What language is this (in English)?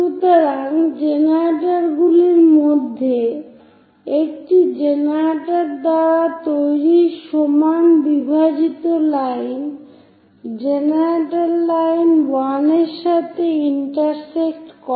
Bangla